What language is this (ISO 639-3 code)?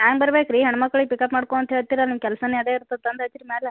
kan